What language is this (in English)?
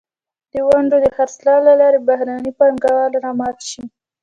Pashto